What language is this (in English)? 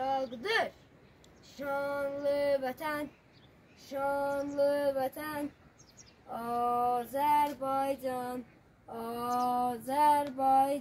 Turkish